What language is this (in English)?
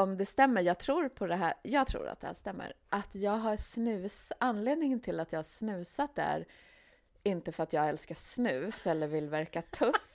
Swedish